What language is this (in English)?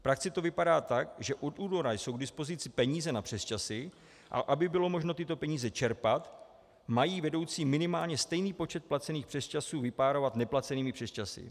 Czech